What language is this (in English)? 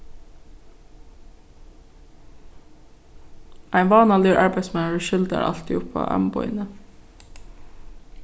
Faroese